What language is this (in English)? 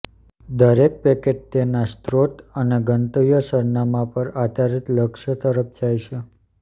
Gujarati